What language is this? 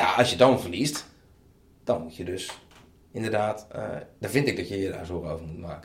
Dutch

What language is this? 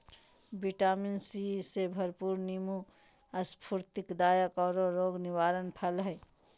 Magahi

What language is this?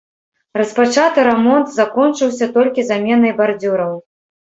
Belarusian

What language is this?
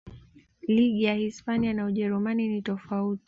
Swahili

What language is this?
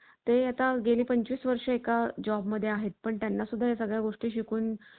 Marathi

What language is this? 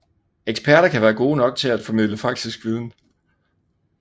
Danish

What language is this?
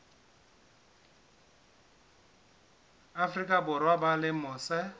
Southern Sotho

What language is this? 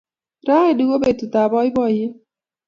Kalenjin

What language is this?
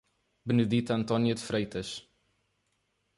Portuguese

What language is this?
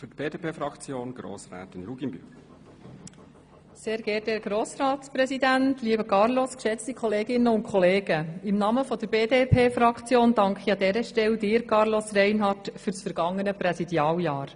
Swiss German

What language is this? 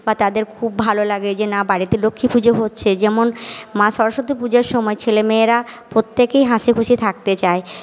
Bangla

